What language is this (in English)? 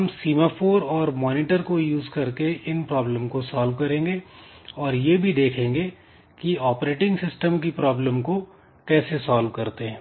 Hindi